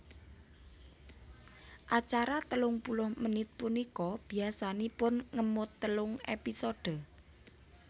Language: Javanese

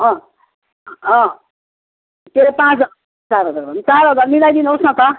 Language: Nepali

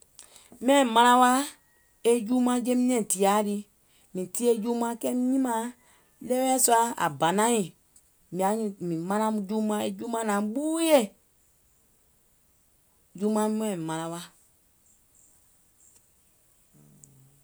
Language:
Gola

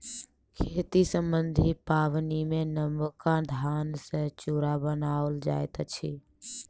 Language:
Maithili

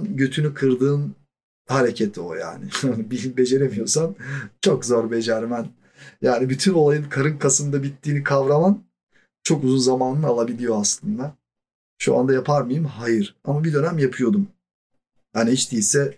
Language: Turkish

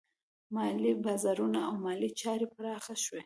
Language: Pashto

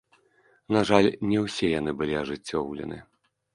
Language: Belarusian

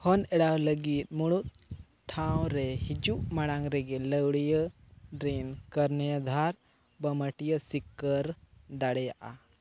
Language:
Santali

